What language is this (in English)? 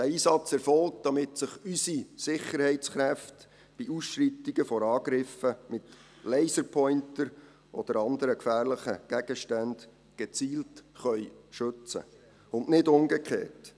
Swiss German